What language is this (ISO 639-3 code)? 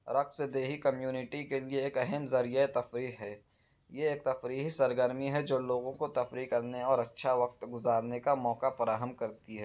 urd